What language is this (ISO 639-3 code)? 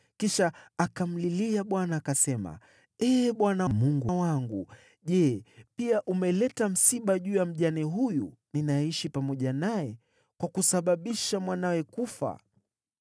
swa